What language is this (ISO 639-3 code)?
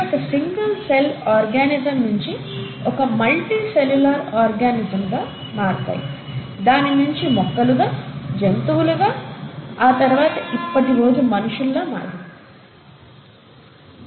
tel